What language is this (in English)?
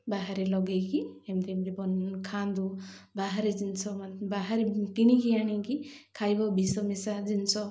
Odia